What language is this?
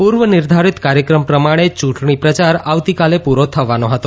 Gujarati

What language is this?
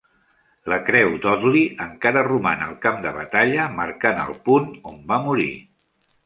Catalan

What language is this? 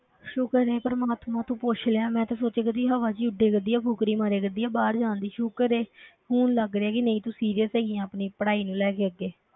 Punjabi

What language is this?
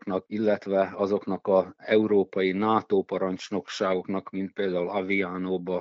Hungarian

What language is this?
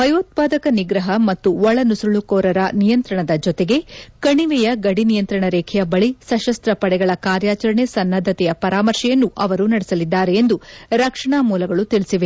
Kannada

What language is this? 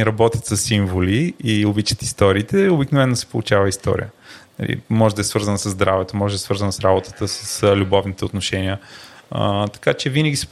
Bulgarian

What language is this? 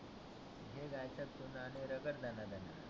Marathi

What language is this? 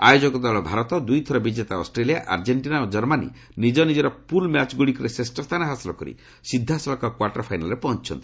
Odia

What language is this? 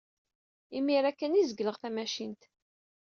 Kabyle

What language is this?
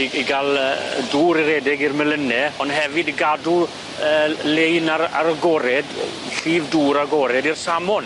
Welsh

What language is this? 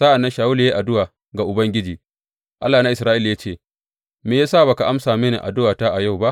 Hausa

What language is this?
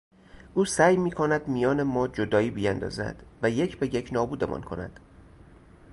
Persian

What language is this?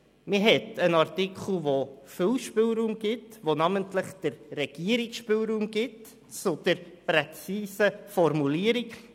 Swiss German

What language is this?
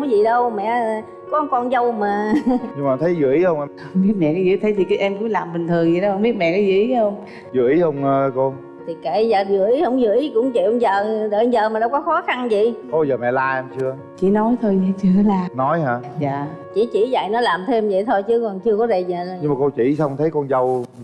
Vietnamese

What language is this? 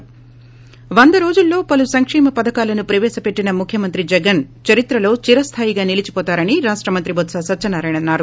Telugu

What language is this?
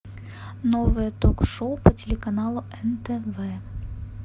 Russian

